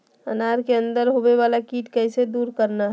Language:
Magahi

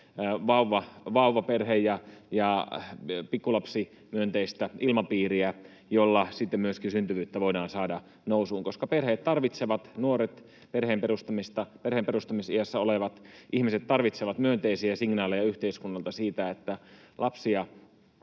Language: Finnish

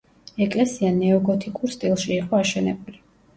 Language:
Georgian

